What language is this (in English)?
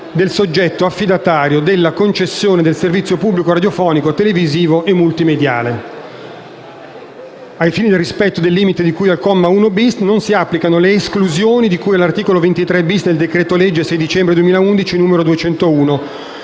Italian